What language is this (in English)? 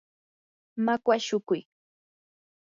Yanahuanca Pasco Quechua